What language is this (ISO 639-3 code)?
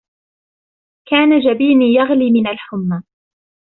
ara